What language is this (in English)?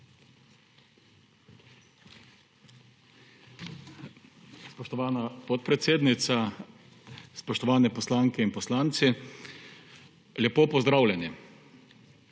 Slovenian